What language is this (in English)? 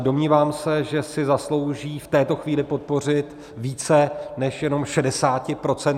Czech